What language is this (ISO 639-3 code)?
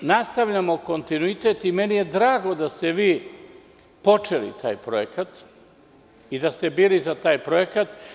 srp